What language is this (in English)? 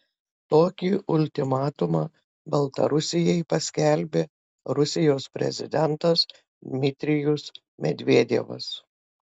Lithuanian